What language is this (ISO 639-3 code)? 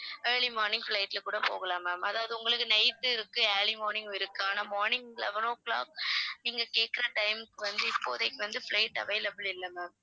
tam